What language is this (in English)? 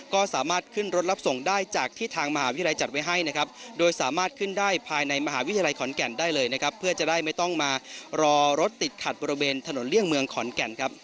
Thai